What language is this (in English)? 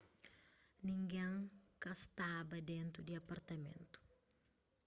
Kabuverdianu